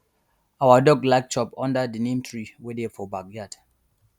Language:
Nigerian Pidgin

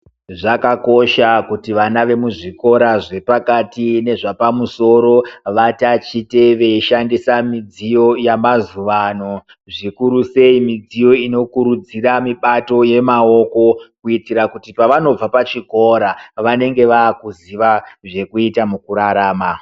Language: Ndau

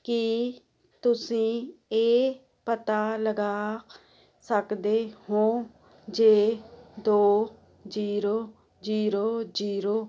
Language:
Punjabi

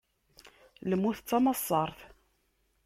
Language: Kabyle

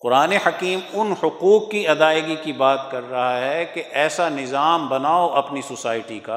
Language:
Urdu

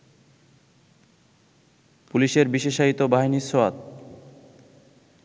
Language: Bangla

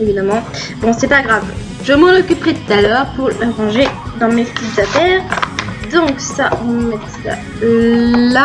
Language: French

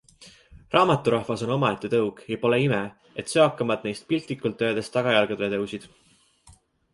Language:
Estonian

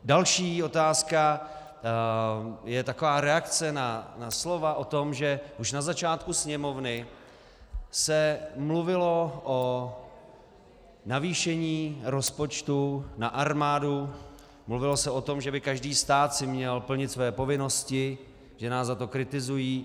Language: Czech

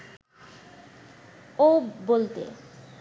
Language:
Bangla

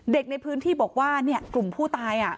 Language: Thai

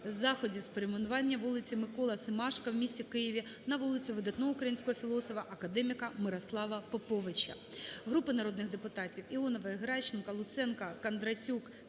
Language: Ukrainian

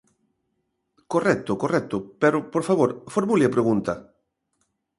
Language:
Galician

